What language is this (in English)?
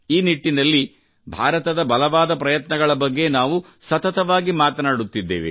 Kannada